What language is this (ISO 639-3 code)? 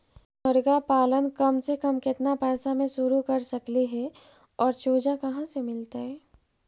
mag